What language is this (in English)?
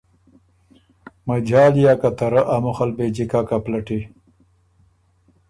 Ormuri